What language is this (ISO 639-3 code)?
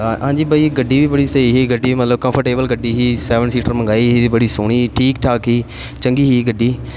pan